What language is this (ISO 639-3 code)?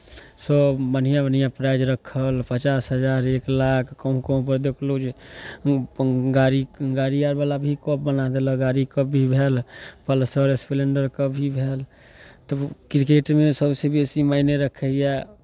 mai